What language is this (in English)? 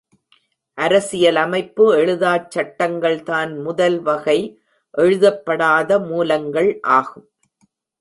Tamil